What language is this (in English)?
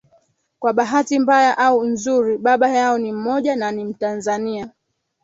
Swahili